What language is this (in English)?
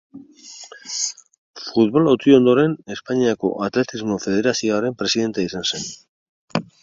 Basque